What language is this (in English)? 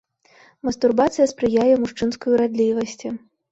Belarusian